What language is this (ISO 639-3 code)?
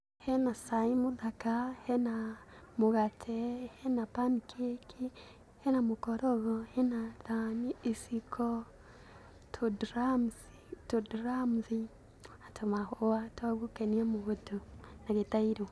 kik